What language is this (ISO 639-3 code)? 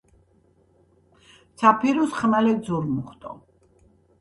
kat